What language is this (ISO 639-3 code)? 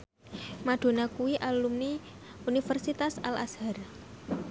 jav